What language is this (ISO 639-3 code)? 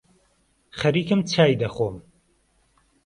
ckb